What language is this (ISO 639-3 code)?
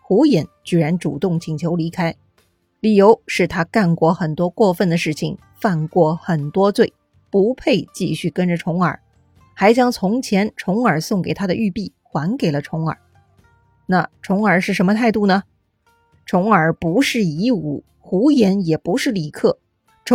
zho